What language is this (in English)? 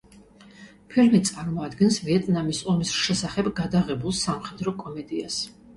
Georgian